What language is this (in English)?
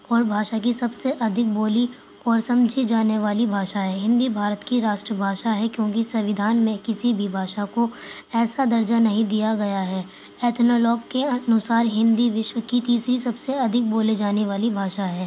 Urdu